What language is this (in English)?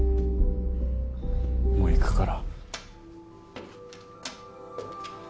Japanese